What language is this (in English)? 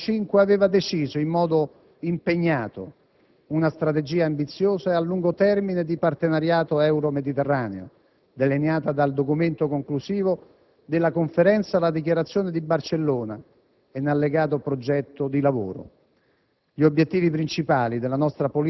Italian